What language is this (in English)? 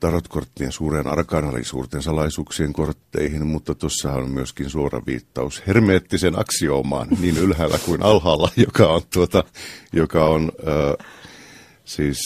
Finnish